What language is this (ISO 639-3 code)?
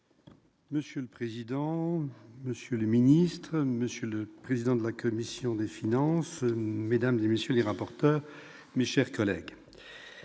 fra